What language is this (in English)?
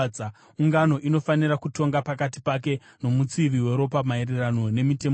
Shona